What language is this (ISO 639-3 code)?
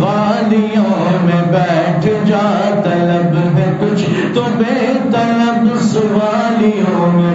urd